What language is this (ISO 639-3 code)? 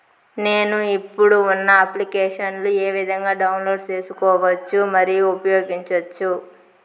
tel